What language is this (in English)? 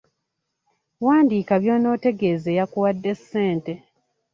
Ganda